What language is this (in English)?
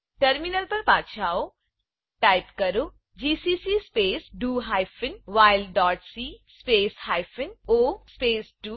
Gujarati